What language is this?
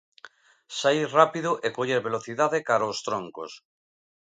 Galician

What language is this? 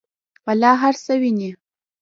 Pashto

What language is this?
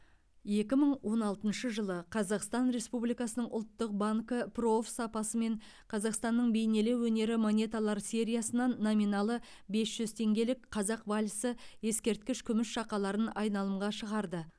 Kazakh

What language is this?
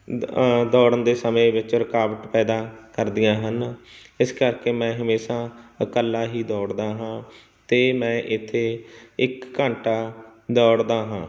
Punjabi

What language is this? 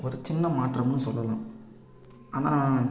Tamil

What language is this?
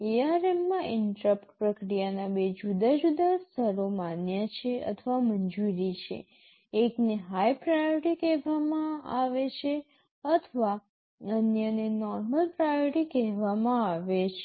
Gujarati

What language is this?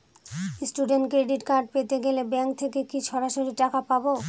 Bangla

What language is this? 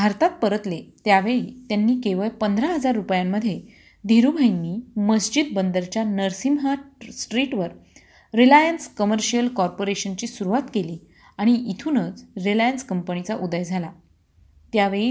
Marathi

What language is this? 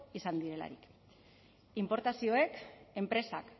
Basque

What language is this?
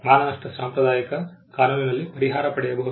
Kannada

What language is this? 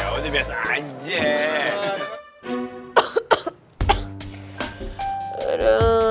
Indonesian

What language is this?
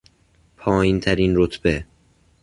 Persian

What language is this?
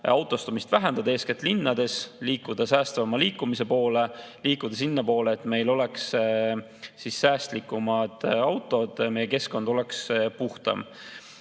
Estonian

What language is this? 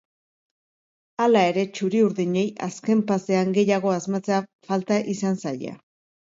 Basque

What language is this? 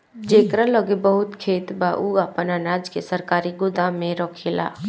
Bhojpuri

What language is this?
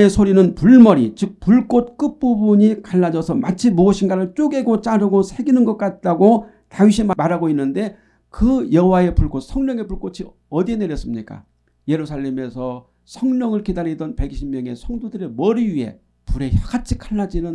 Korean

